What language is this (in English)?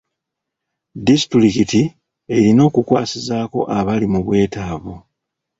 Ganda